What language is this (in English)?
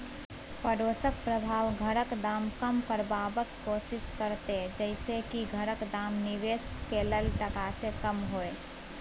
Maithili